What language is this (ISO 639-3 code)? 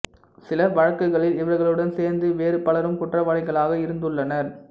tam